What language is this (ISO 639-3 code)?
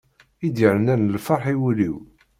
kab